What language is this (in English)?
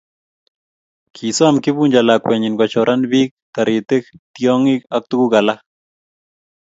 Kalenjin